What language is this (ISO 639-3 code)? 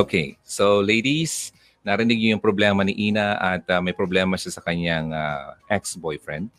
fil